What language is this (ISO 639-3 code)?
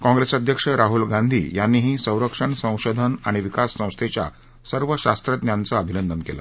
mar